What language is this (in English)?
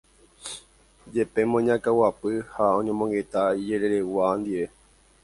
Guarani